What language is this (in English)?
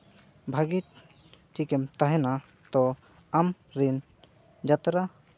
Santali